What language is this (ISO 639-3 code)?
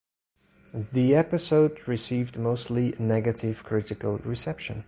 eng